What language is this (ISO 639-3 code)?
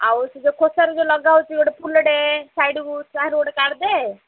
ori